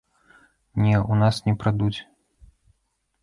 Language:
Belarusian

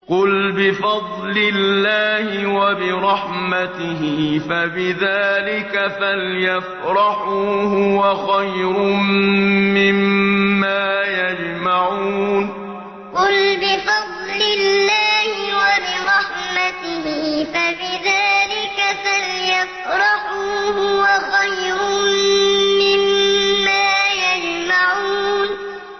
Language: Arabic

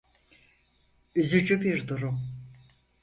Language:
Turkish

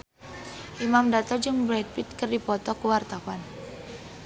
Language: Sundanese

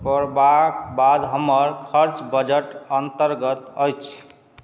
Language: Maithili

